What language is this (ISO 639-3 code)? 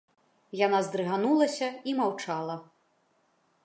bel